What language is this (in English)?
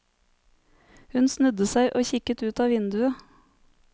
Norwegian